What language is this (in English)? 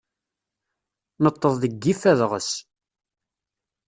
Kabyle